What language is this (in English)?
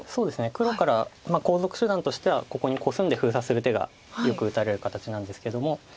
Japanese